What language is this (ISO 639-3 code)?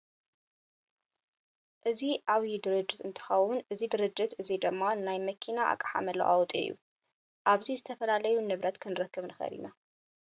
tir